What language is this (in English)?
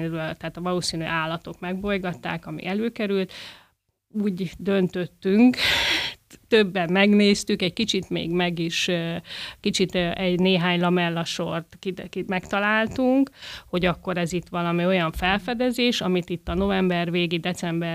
Hungarian